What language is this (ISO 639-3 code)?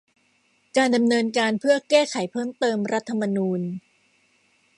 tha